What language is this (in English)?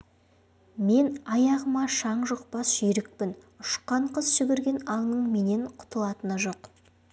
Kazakh